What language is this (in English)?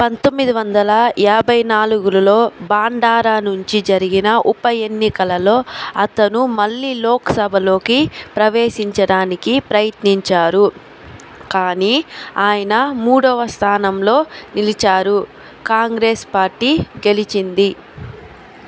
Telugu